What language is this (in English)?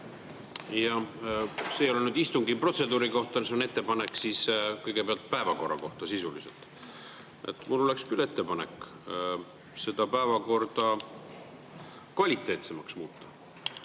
Estonian